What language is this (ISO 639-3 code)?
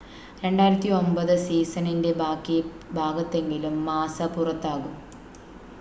mal